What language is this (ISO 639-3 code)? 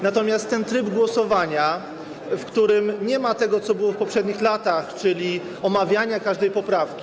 pol